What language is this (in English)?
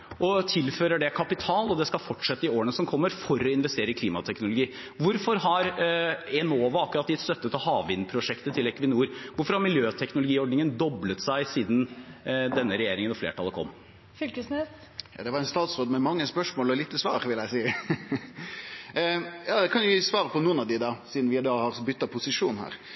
Norwegian